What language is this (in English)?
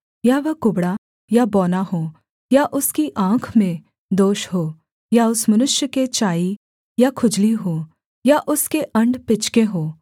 Hindi